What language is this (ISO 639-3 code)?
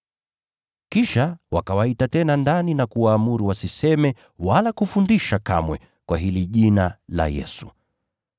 swa